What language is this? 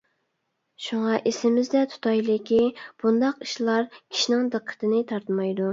Uyghur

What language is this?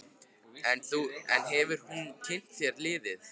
Icelandic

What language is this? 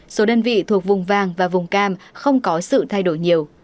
Vietnamese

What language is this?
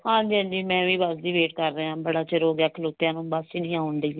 Punjabi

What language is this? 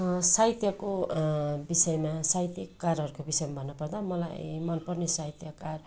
Nepali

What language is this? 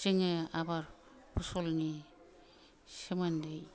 Bodo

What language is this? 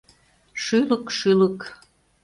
Mari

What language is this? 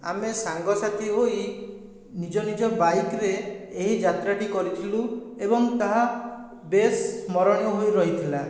Odia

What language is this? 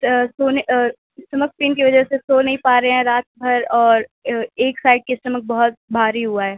Urdu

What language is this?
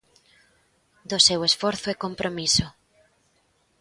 Galician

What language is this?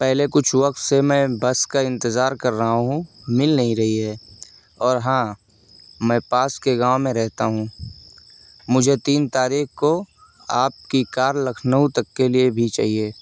Urdu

